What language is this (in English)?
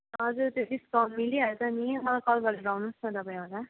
Nepali